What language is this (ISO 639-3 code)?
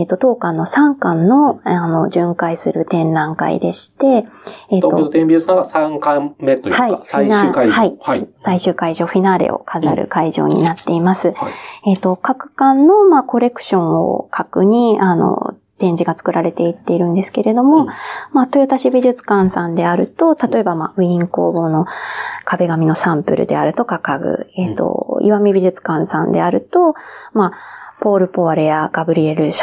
jpn